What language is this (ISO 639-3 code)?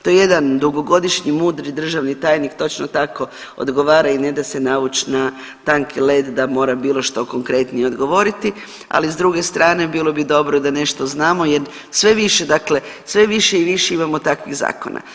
hrv